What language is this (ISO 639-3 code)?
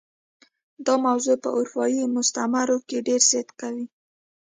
pus